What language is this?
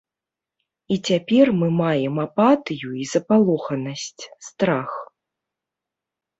Belarusian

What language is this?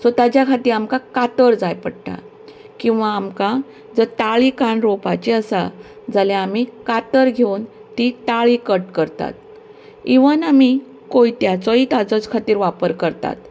Konkani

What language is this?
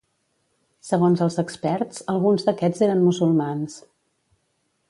Catalan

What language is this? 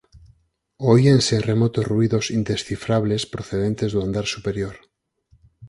Galician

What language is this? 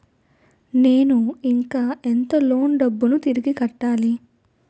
Telugu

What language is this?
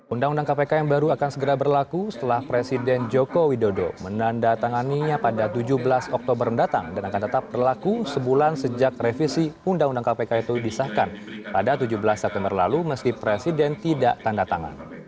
Indonesian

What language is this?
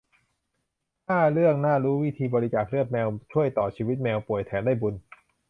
Thai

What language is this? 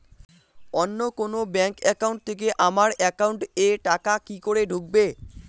Bangla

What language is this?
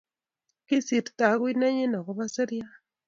Kalenjin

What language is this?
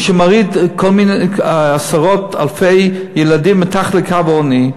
Hebrew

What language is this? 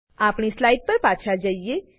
Gujarati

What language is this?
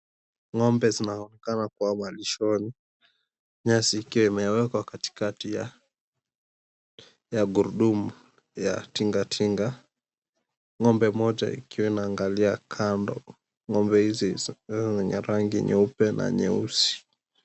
Swahili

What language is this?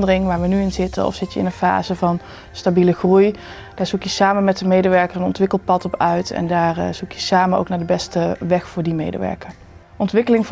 Dutch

